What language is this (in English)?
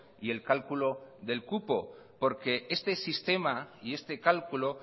Spanish